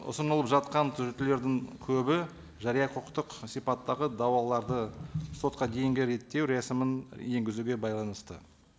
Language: Kazakh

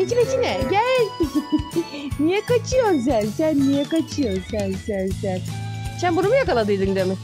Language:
Turkish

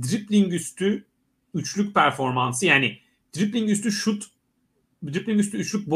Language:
Turkish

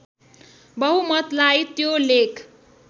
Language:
Nepali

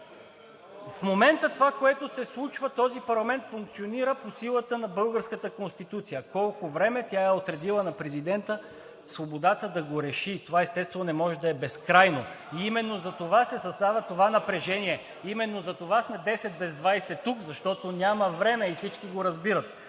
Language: Bulgarian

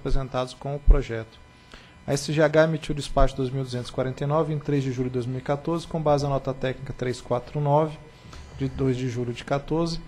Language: Portuguese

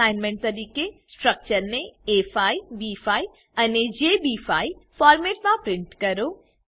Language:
Gujarati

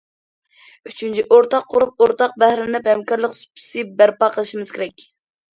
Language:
Uyghur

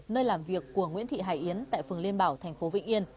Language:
Vietnamese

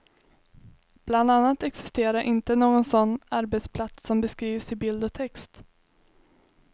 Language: Swedish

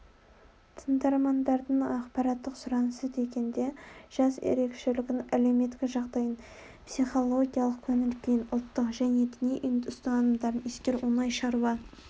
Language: Kazakh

